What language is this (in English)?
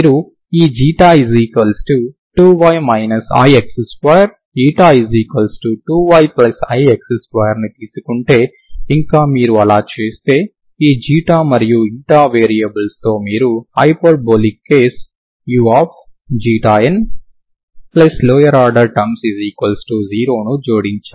Telugu